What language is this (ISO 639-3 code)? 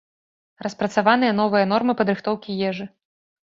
bel